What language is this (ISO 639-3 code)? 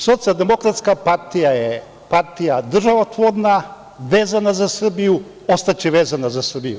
srp